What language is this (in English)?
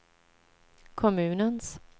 Swedish